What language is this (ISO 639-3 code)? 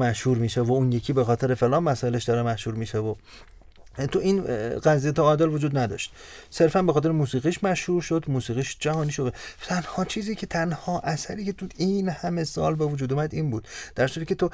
fas